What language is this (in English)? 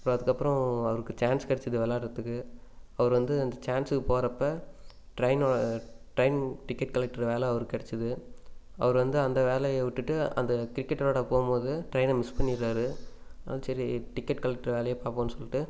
Tamil